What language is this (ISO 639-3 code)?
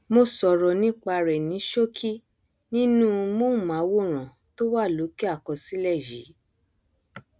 yor